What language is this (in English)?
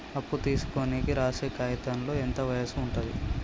Telugu